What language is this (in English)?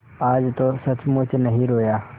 Hindi